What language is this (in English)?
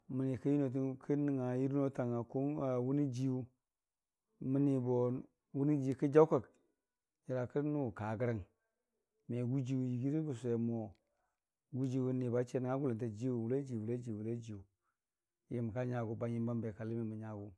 Dijim-Bwilim